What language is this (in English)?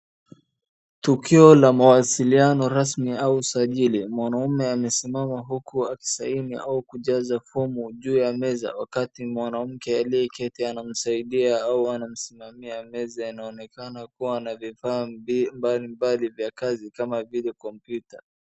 Swahili